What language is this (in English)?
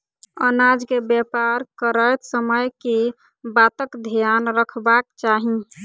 Maithili